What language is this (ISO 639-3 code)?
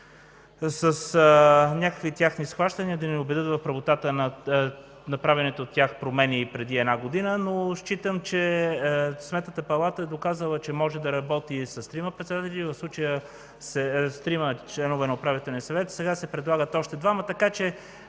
bul